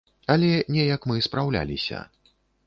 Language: Belarusian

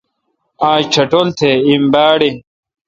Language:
Kalkoti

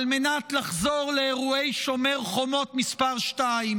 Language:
Hebrew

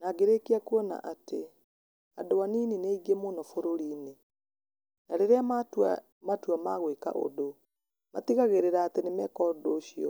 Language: Kikuyu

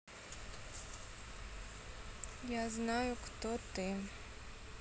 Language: Russian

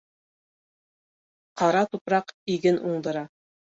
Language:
Bashkir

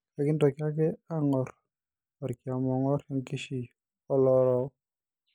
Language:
Masai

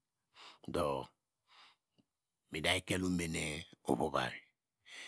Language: Degema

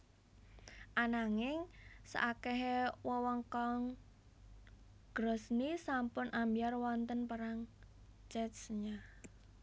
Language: Javanese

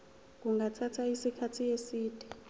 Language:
Zulu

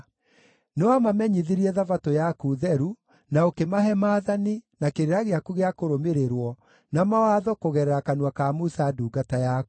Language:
Kikuyu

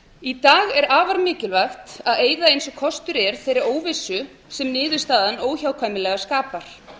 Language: Icelandic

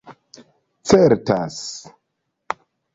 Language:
Esperanto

